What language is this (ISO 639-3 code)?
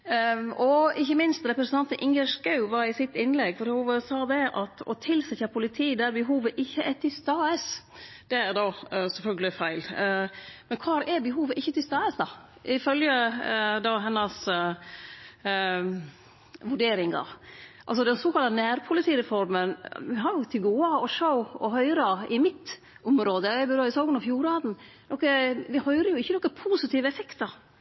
nno